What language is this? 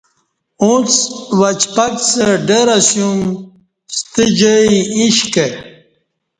Kati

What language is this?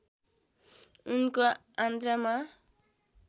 Nepali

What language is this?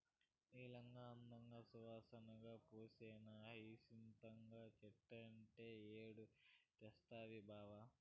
Telugu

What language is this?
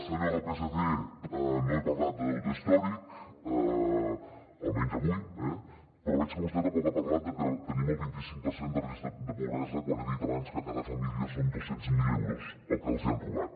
Catalan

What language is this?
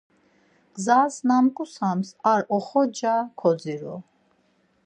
Laz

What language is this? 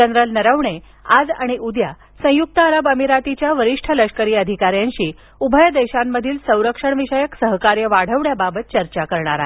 Marathi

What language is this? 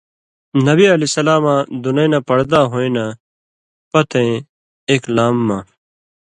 Indus Kohistani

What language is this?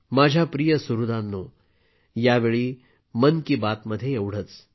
Marathi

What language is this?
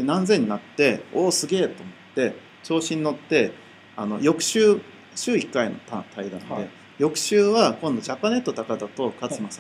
Japanese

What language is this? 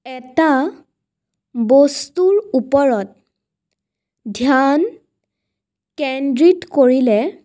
Assamese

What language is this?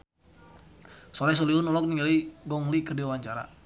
Sundanese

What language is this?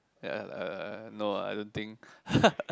English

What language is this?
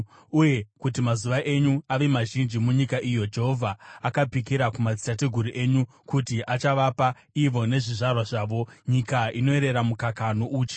Shona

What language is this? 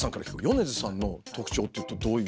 Japanese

